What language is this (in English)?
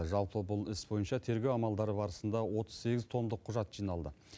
Kazakh